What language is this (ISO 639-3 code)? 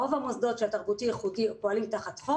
heb